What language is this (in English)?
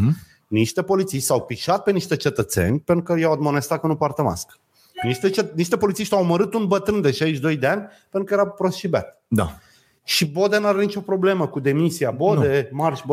Romanian